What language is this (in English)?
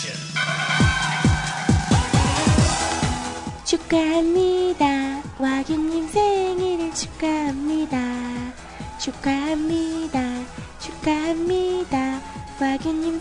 Korean